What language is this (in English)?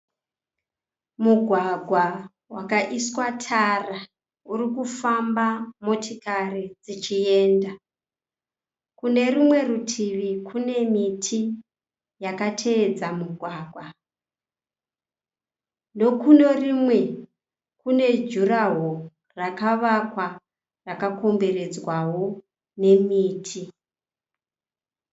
Shona